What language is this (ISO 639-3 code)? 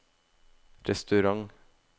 nor